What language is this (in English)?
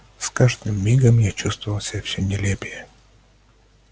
Russian